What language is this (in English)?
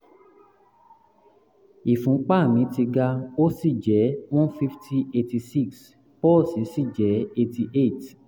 Yoruba